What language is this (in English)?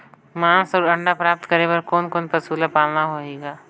Chhattisgarhi